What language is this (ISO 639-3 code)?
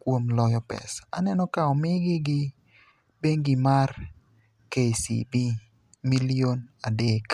luo